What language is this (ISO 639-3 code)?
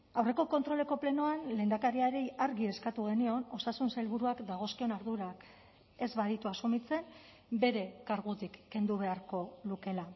eus